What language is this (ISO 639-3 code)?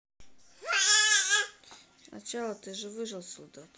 rus